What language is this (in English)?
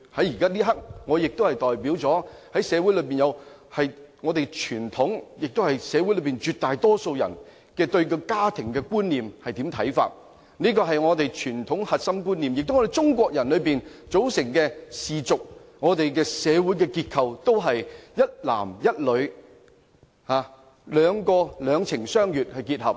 Cantonese